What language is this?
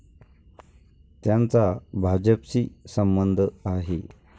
Marathi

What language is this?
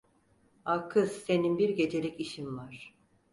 Turkish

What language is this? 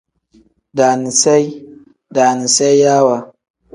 Tem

